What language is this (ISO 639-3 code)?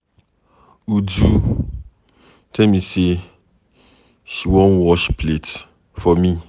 pcm